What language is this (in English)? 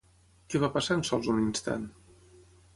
Catalan